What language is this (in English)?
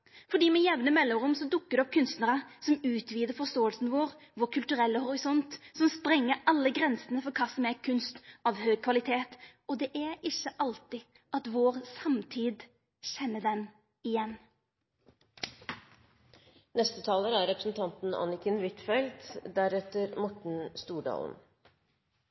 Norwegian